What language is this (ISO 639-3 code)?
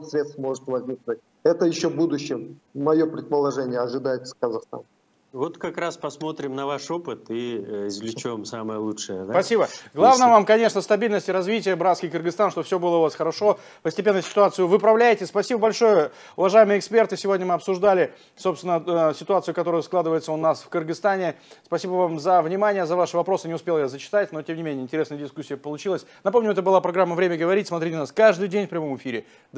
rus